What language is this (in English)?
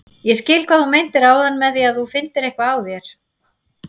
Icelandic